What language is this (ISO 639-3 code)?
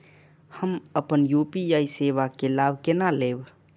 mai